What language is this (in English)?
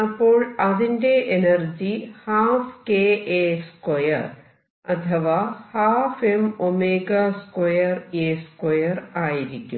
Malayalam